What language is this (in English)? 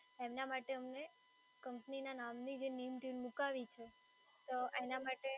Gujarati